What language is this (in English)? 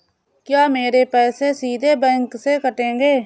Hindi